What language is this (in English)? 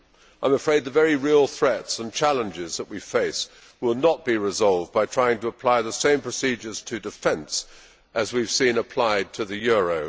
English